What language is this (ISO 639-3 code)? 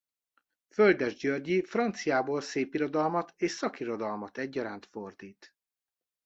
hun